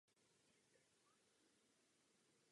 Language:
Czech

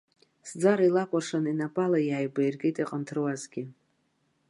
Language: Abkhazian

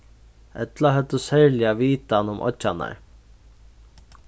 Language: Faroese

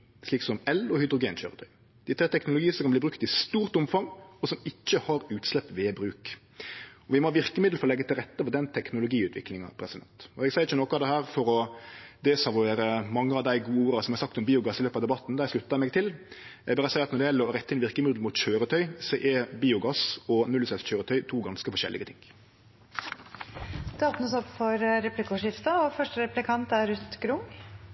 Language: Norwegian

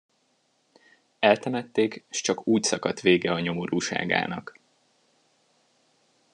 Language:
Hungarian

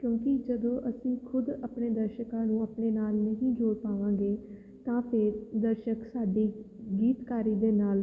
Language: Punjabi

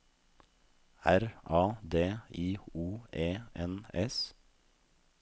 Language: Norwegian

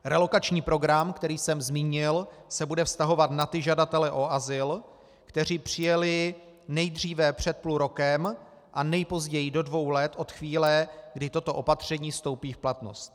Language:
Czech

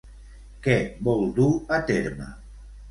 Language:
Catalan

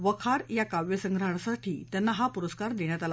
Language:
Marathi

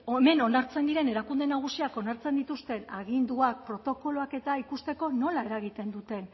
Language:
Basque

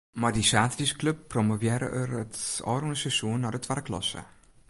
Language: Western Frisian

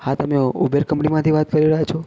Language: Gujarati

